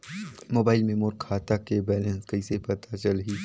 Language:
Chhattisgarhi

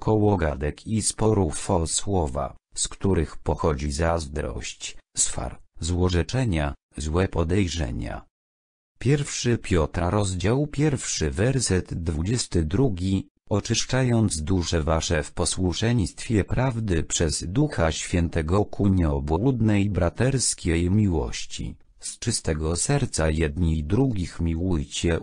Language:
Polish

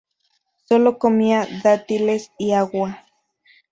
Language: Spanish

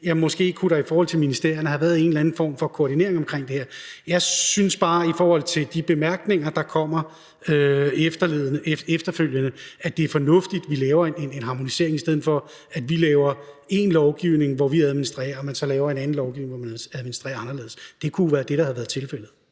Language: Danish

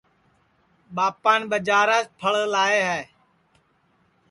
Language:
Sansi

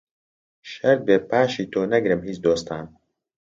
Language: Central Kurdish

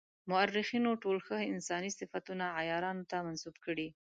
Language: Pashto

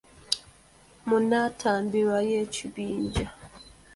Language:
Ganda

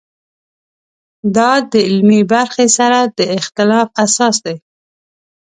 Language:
Pashto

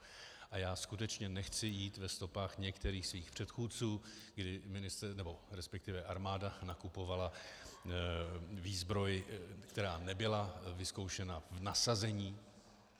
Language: Czech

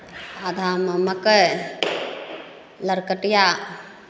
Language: Maithili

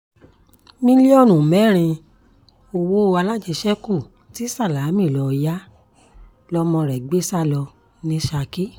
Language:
Yoruba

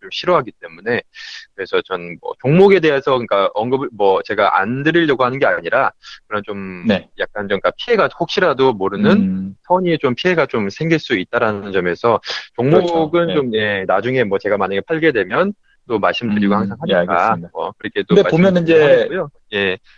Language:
Korean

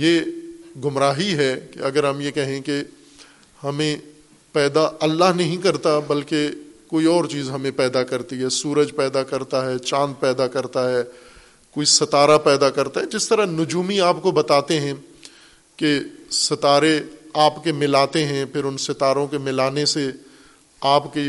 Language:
Urdu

